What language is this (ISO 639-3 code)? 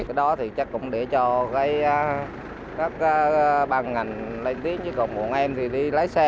vie